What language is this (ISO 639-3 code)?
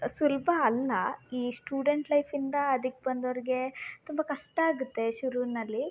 kan